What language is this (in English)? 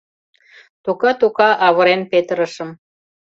Mari